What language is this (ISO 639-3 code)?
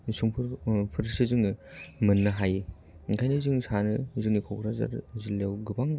brx